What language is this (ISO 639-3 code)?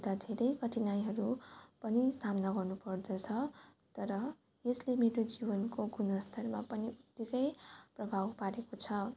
nep